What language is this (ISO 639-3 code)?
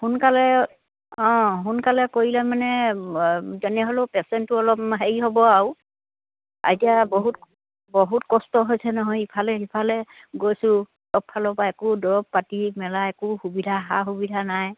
asm